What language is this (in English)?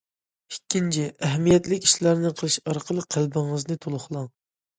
Uyghur